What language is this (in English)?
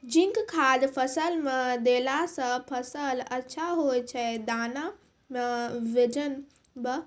Maithili